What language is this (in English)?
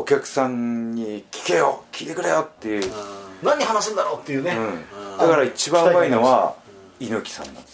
Japanese